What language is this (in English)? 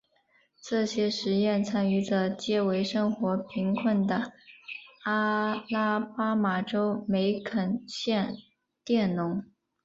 Chinese